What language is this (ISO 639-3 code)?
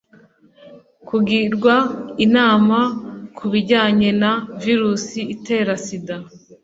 kin